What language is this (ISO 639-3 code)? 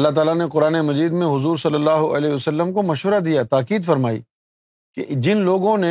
urd